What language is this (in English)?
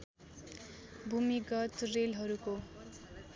Nepali